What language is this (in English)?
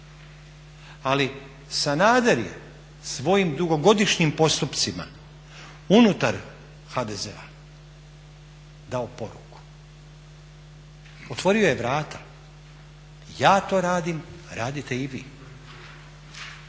Croatian